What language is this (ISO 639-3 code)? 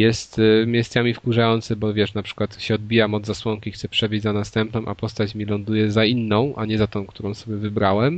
pol